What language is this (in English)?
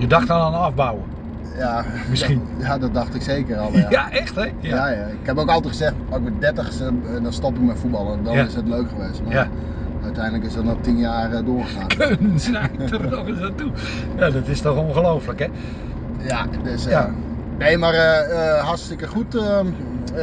Dutch